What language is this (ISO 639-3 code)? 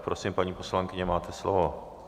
ces